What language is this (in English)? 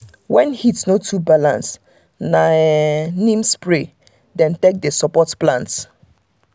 Nigerian Pidgin